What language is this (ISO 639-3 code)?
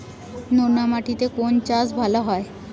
ben